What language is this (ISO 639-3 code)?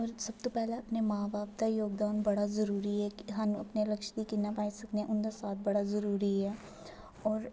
doi